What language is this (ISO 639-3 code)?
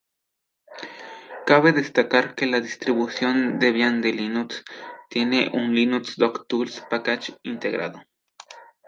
spa